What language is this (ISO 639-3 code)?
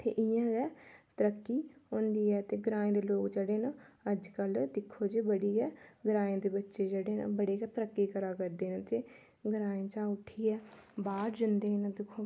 doi